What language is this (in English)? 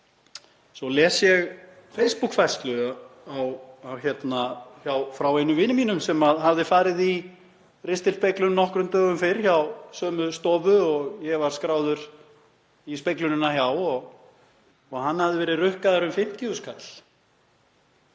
Icelandic